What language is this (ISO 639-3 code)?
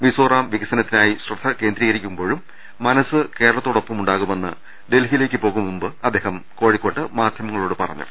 mal